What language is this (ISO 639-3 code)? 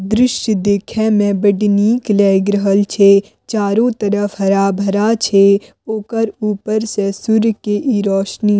mai